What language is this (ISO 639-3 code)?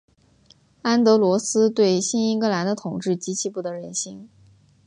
zho